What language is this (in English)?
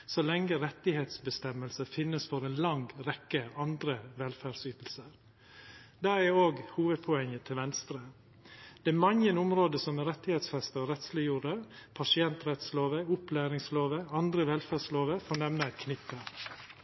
Norwegian Nynorsk